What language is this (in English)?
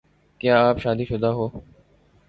Urdu